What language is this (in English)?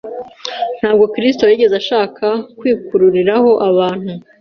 Kinyarwanda